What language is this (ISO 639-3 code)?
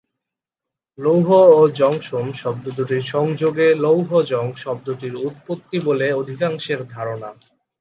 ben